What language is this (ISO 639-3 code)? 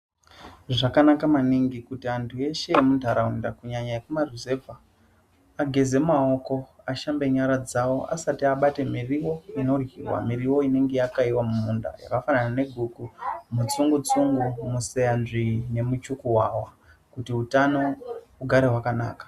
ndc